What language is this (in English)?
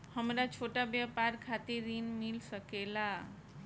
Bhojpuri